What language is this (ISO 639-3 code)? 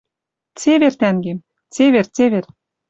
mrj